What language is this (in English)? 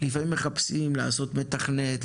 Hebrew